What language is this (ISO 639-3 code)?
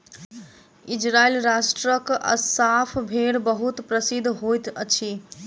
mai